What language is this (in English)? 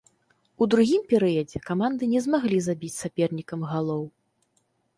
Belarusian